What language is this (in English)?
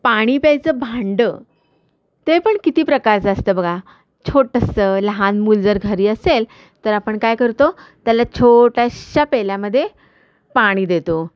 Marathi